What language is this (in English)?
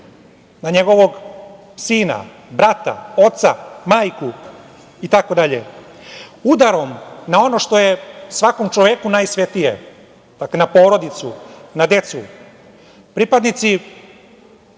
Serbian